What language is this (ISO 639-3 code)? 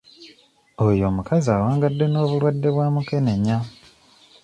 lug